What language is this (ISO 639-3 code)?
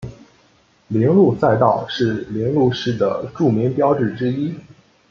zho